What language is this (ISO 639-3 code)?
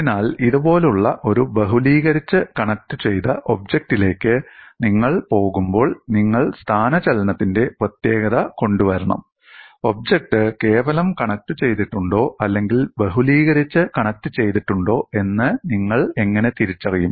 mal